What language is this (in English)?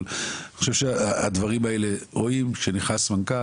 Hebrew